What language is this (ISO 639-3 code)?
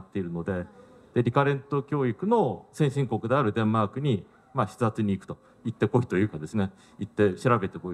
jpn